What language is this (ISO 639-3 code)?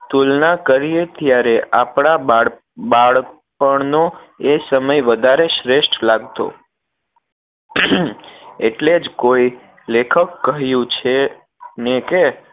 guj